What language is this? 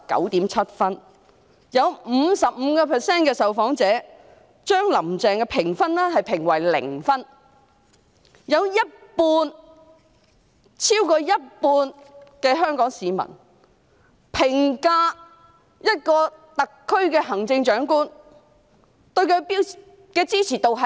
Cantonese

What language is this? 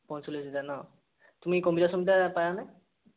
Assamese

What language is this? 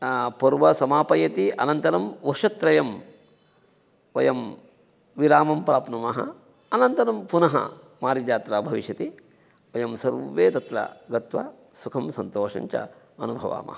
Sanskrit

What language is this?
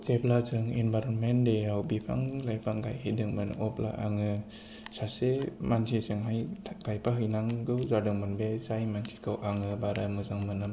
Bodo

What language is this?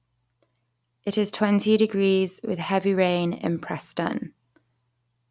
English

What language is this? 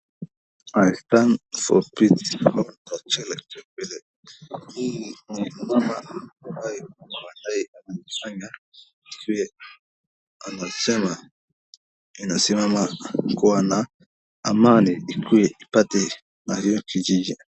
Swahili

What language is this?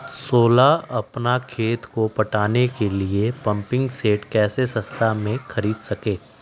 Magahi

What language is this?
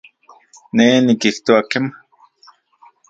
Central Puebla Nahuatl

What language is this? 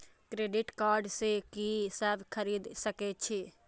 Maithili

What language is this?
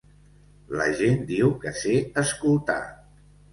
Catalan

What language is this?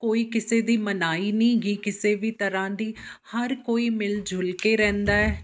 Punjabi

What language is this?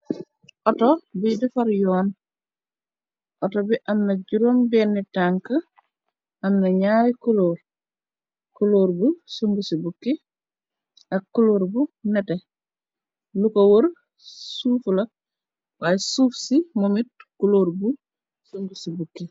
Wolof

